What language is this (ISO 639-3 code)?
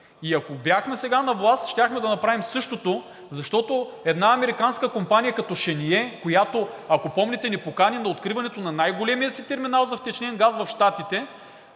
bul